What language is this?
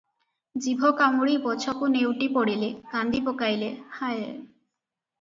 Odia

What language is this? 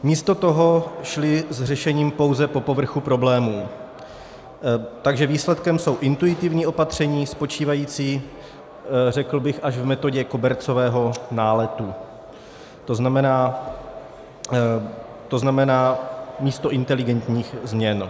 Czech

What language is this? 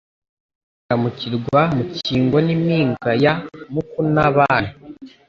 Kinyarwanda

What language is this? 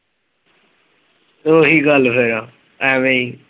Punjabi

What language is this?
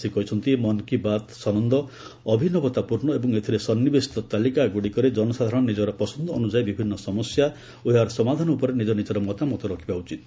Odia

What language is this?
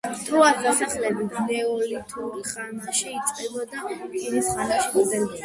Georgian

